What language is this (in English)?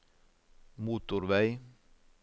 Norwegian